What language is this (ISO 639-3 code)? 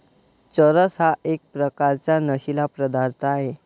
mar